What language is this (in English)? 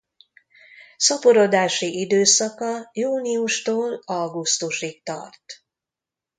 Hungarian